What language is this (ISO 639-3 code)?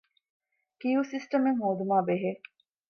div